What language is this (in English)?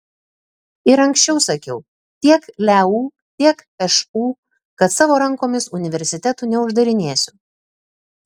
Lithuanian